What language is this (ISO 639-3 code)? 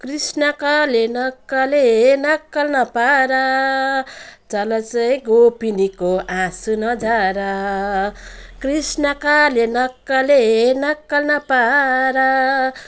nep